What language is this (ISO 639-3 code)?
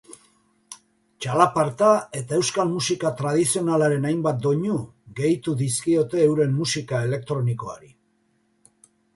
eus